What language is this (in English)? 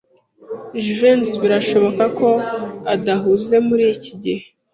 Kinyarwanda